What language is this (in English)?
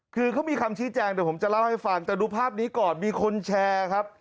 Thai